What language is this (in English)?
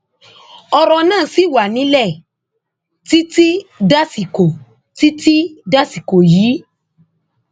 Yoruba